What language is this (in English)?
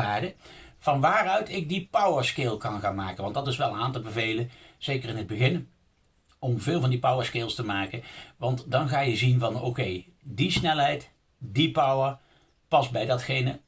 Dutch